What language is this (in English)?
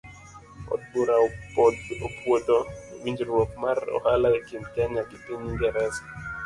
Luo (Kenya and Tanzania)